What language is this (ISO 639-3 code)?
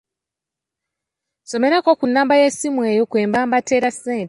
lug